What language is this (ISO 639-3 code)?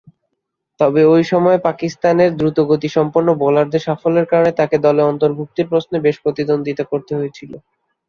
ben